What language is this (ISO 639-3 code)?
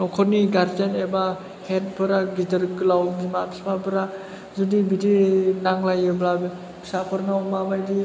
brx